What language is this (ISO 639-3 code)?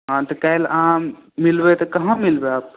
mai